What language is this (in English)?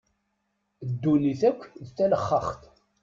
Kabyle